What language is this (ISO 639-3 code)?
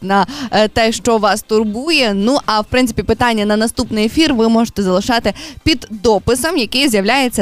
ukr